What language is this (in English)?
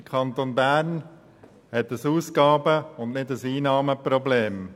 Swiss German